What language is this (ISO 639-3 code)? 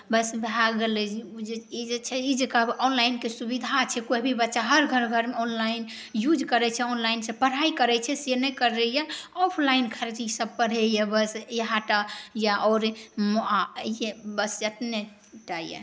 mai